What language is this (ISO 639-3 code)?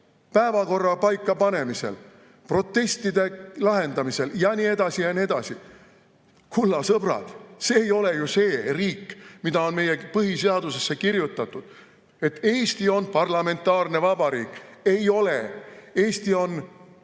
est